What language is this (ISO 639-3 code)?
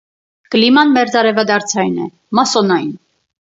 hye